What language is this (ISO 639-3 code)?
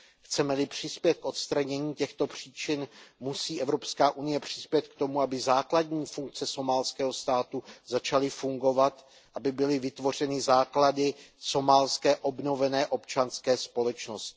ces